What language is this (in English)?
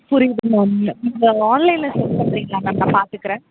Tamil